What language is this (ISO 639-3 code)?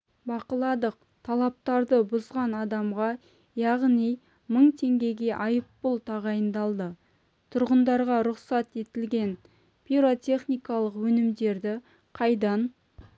kaz